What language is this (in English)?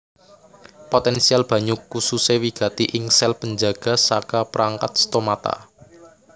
Javanese